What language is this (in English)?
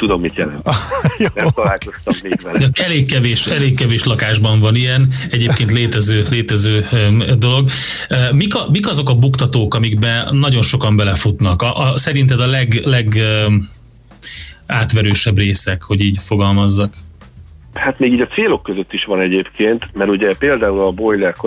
Hungarian